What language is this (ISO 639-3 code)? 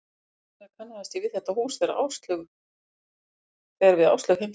isl